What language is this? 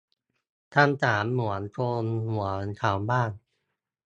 Thai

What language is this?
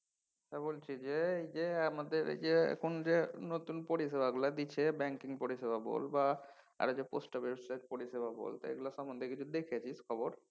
Bangla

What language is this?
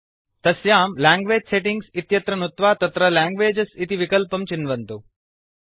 Sanskrit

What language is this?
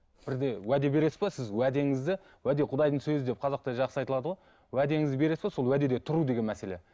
Kazakh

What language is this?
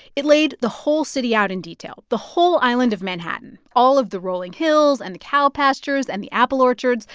English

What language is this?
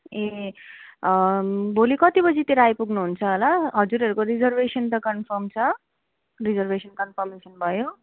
Nepali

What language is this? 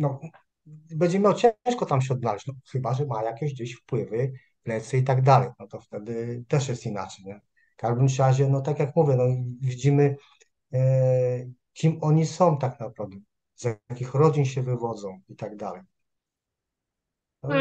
Polish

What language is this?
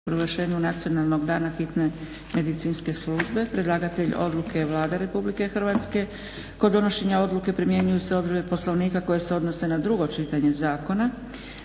Croatian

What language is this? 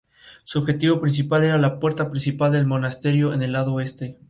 Spanish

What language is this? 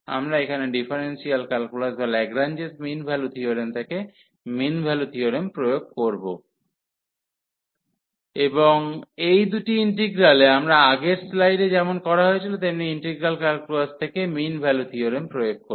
Bangla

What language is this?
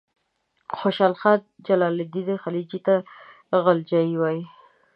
Pashto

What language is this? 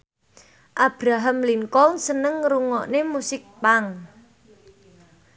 Javanese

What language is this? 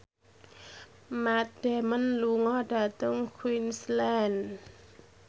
Javanese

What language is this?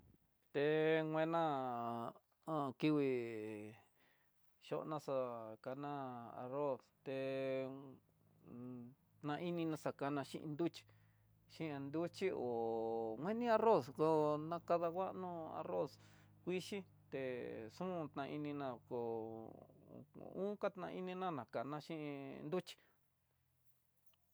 Tidaá Mixtec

